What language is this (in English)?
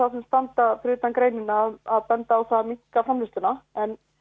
Icelandic